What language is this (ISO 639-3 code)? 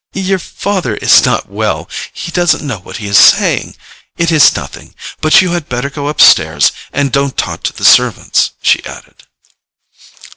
eng